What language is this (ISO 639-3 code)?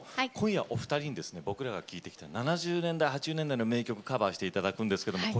jpn